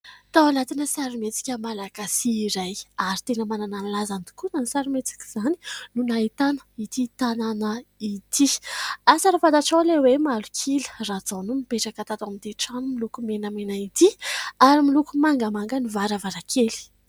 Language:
Malagasy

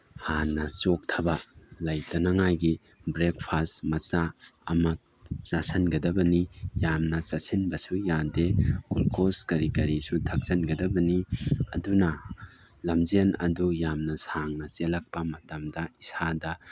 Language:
Manipuri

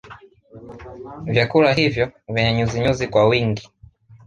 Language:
Swahili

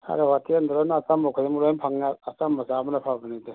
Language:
Manipuri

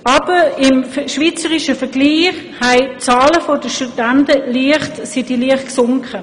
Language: Swiss German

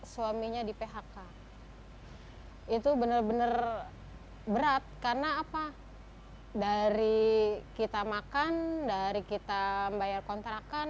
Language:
Indonesian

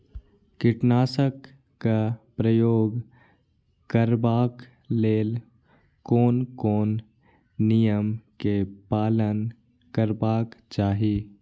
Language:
Maithili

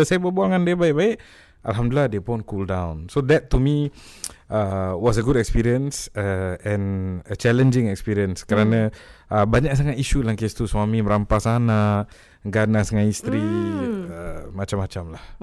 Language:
Malay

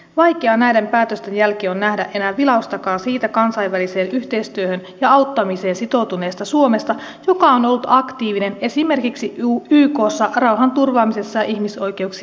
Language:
Finnish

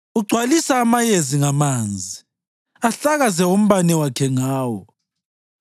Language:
North Ndebele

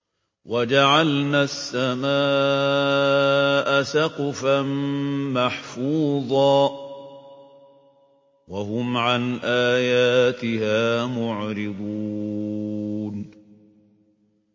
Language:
Arabic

